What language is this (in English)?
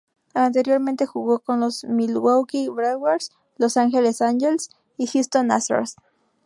Spanish